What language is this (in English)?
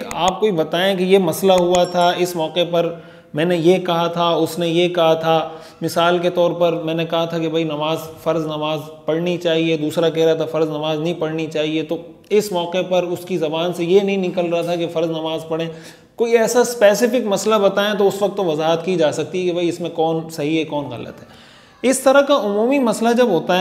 Hindi